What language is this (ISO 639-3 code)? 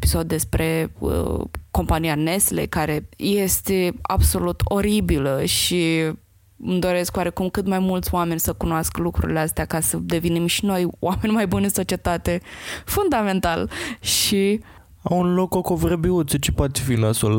ron